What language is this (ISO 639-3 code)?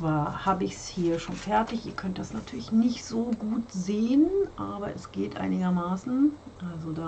deu